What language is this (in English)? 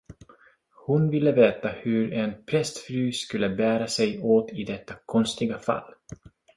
Swedish